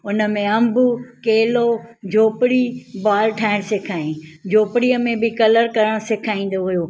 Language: Sindhi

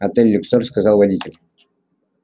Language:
Russian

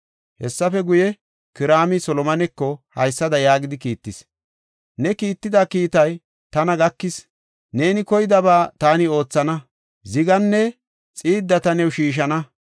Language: Gofa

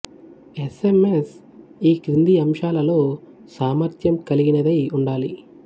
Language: Telugu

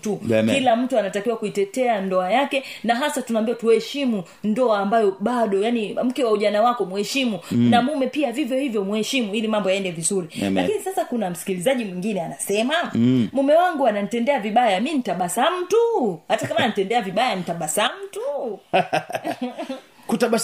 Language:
Swahili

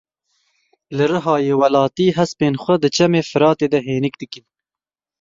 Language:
Kurdish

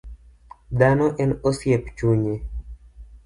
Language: Luo (Kenya and Tanzania)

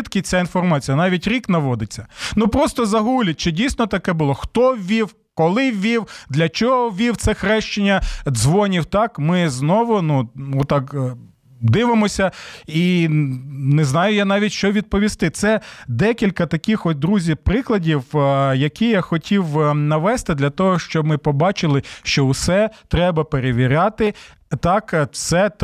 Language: Ukrainian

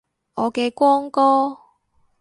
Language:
Cantonese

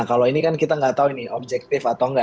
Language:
Indonesian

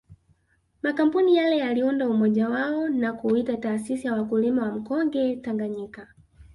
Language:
Swahili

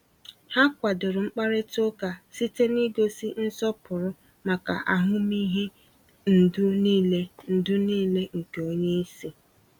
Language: Igbo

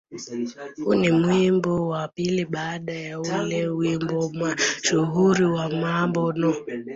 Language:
Swahili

